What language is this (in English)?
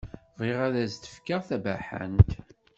Kabyle